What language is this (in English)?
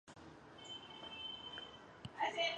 Chinese